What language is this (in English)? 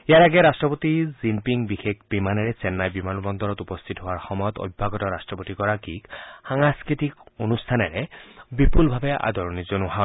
Assamese